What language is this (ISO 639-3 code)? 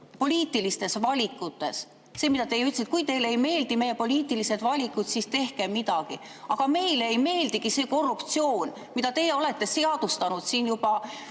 est